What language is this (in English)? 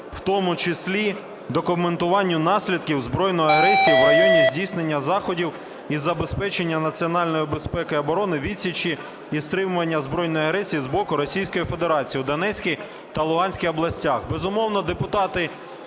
Ukrainian